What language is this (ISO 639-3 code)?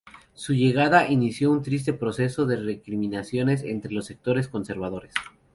spa